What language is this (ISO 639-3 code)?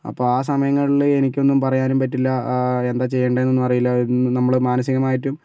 mal